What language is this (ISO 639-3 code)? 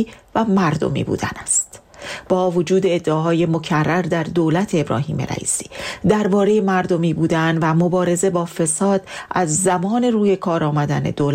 fas